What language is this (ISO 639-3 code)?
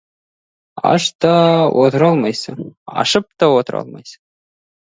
kaz